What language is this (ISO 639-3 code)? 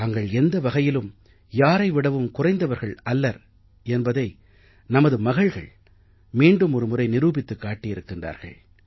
tam